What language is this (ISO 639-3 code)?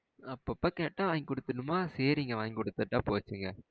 tam